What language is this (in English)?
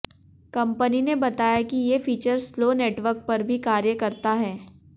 Hindi